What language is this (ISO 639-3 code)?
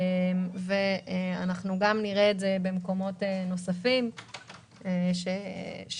heb